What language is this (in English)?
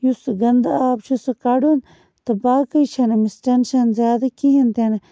Kashmiri